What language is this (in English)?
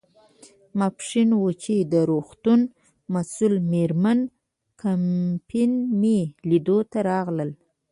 Pashto